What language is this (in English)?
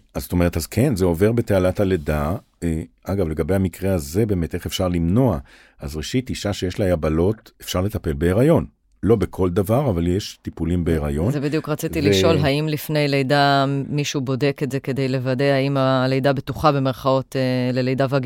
Hebrew